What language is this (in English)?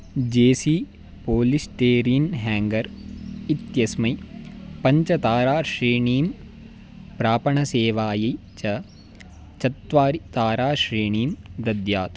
Sanskrit